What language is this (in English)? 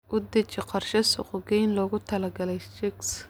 Somali